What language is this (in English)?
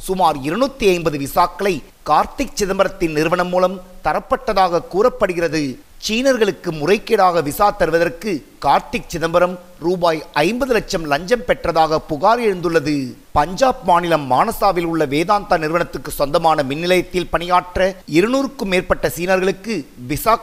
Tamil